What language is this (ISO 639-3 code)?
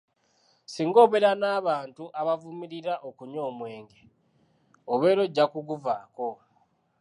lug